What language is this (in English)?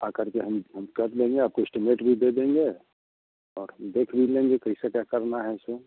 Hindi